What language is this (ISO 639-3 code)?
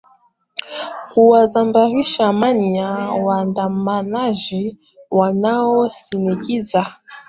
swa